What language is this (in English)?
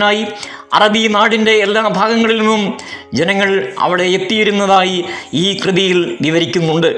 Malayalam